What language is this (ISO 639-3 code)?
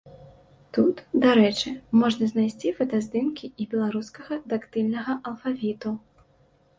bel